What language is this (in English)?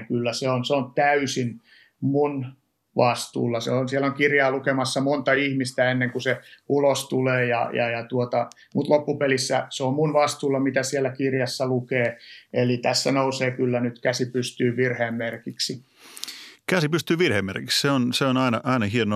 Finnish